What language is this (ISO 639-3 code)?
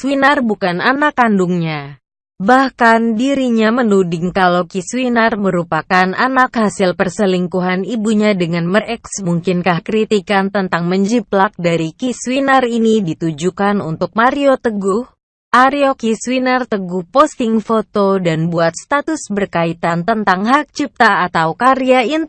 ind